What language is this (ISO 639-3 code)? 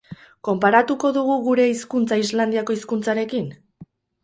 eus